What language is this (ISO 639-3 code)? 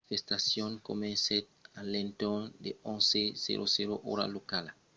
oci